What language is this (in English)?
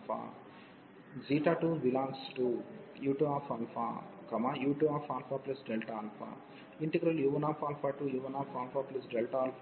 Telugu